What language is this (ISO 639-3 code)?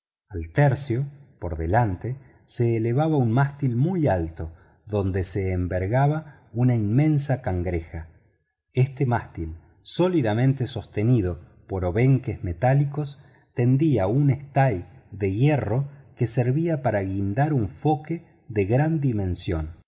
spa